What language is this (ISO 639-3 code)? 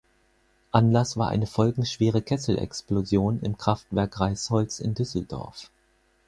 deu